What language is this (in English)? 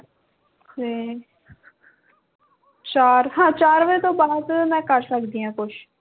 Punjabi